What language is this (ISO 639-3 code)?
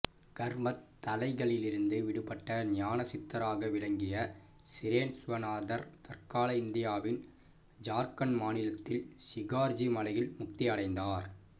tam